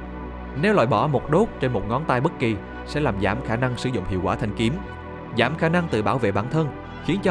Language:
Vietnamese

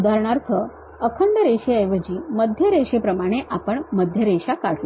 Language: Marathi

